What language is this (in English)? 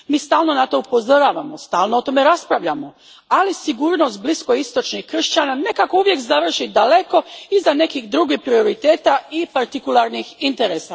Croatian